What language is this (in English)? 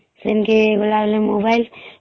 Odia